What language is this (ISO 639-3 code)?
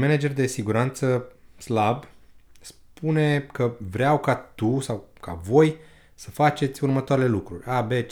ron